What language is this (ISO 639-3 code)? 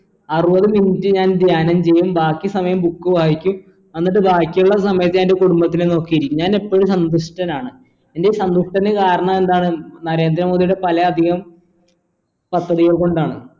mal